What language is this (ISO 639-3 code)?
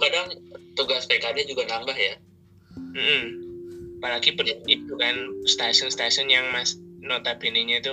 ind